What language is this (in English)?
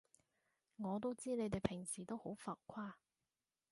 Cantonese